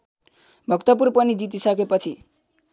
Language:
Nepali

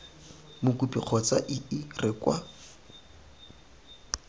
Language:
Tswana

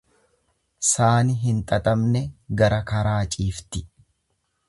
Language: Oromo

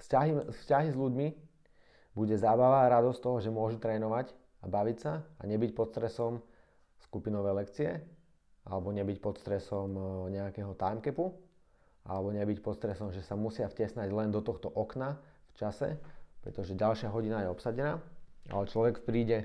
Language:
Slovak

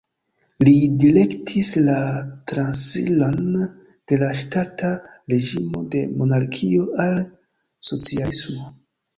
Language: Esperanto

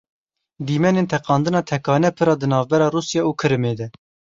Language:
Kurdish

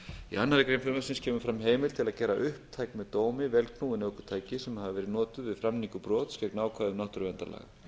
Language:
Icelandic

